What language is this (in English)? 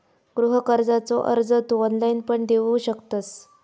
Marathi